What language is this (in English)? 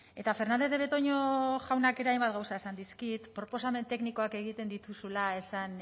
Basque